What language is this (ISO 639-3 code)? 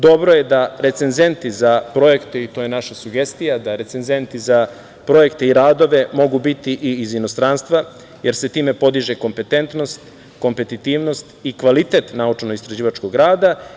srp